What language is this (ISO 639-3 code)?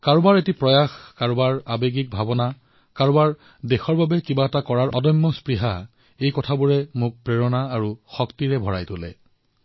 asm